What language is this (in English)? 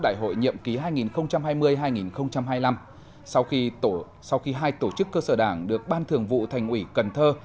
Vietnamese